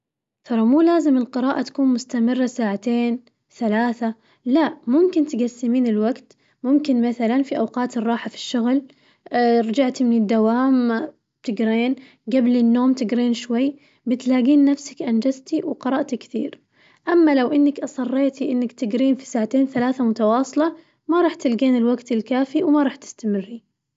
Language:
Najdi Arabic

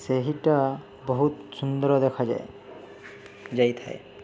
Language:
Odia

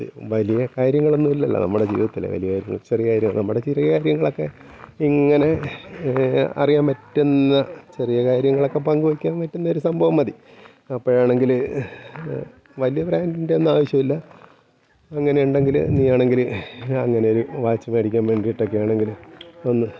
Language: Malayalam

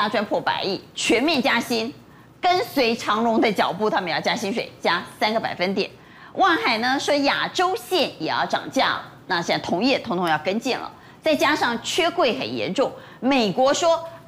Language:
Chinese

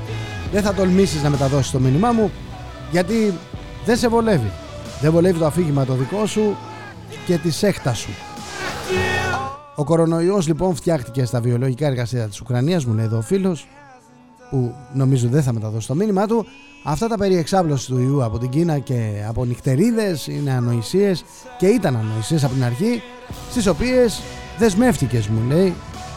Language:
Greek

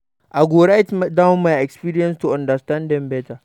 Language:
Nigerian Pidgin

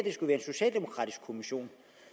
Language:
Danish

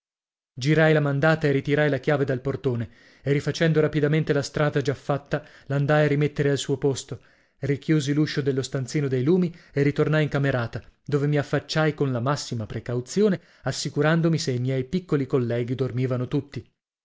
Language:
Italian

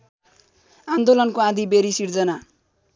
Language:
Nepali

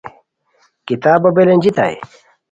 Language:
Khowar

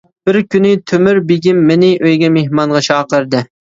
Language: Uyghur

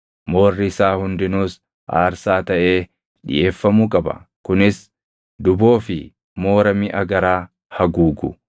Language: Oromo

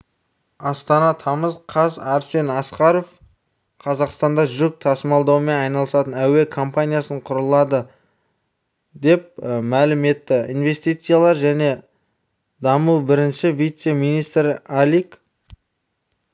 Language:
Kazakh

